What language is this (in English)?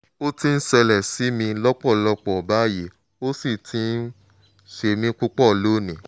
Yoruba